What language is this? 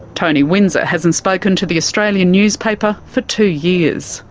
English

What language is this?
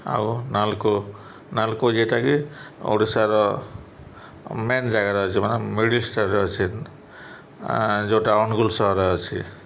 Odia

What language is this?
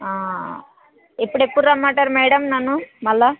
Telugu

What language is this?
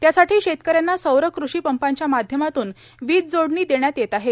Marathi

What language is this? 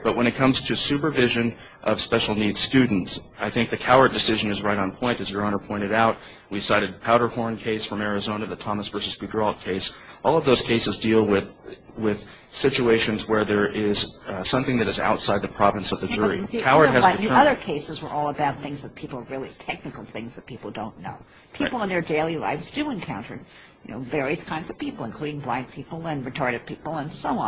English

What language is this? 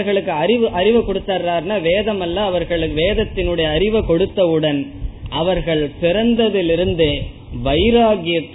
Tamil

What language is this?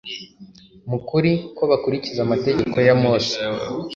Kinyarwanda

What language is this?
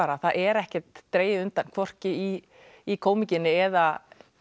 Icelandic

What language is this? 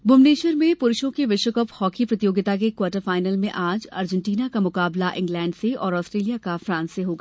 Hindi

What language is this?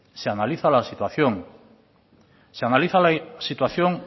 Spanish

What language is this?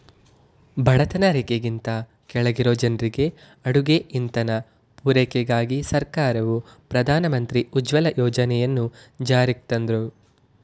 Kannada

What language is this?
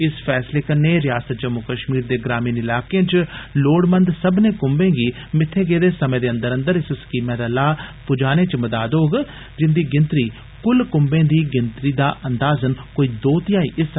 Dogri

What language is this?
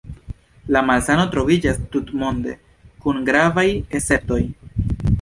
Esperanto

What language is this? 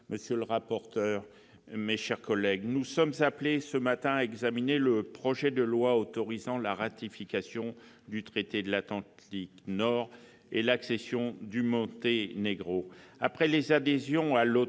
French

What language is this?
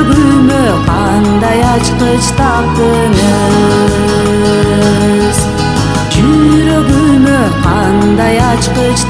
Turkish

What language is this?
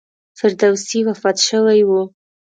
Pashto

